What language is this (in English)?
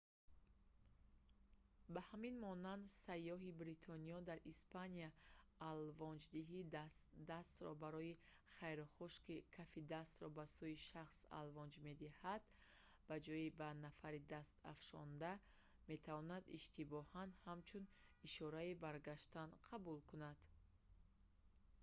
Tajik